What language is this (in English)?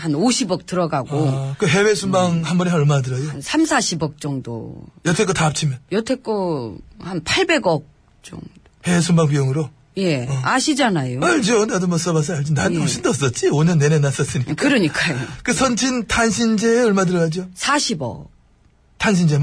Korean